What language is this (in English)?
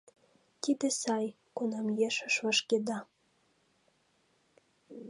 Mari